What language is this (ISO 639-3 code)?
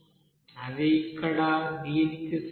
tel